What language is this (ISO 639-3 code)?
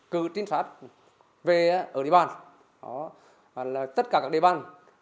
vie